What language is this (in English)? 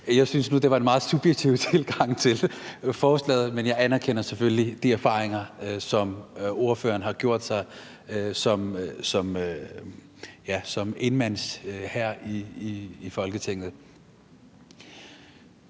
Danish